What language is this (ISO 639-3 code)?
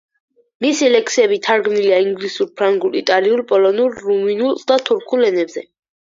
kat